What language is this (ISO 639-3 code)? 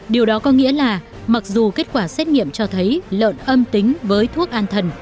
vie